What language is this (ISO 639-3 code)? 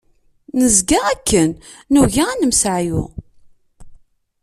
kab